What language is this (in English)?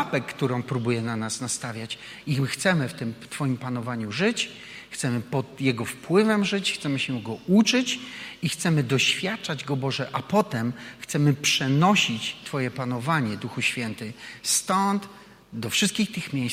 Polish